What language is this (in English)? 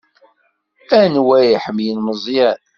Kabyle